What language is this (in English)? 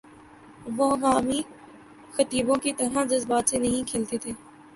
Urdu